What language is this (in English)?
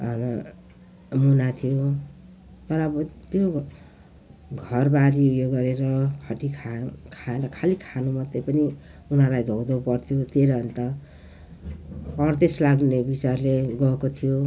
Nepali